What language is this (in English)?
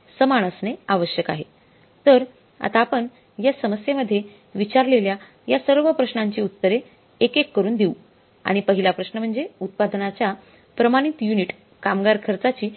Marathi